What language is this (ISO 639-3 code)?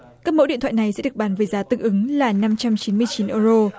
vie